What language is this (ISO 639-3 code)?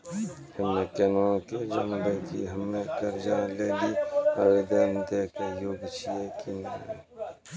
mai